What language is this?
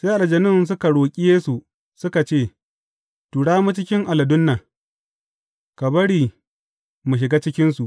Hausa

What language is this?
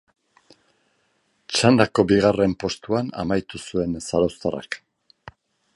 Basque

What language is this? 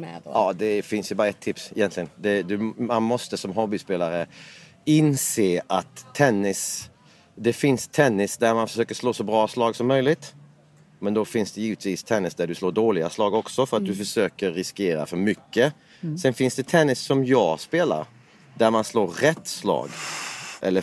Swedish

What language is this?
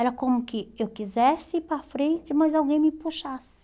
Portuguese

